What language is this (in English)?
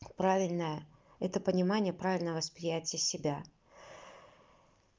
Russian